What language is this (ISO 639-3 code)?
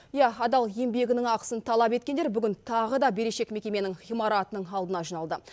kaz